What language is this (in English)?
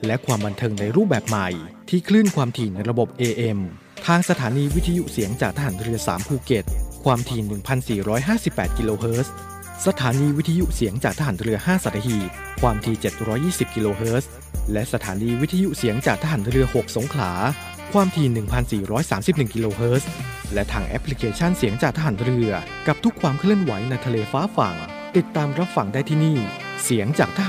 Thai